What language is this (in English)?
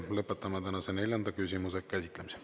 Estonian